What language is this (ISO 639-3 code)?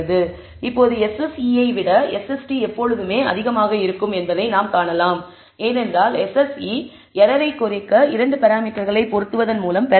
tam